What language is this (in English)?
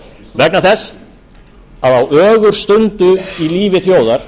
Icelandic